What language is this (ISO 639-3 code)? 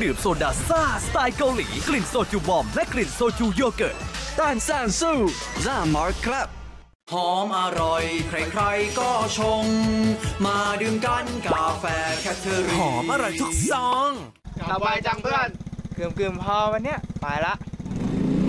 tha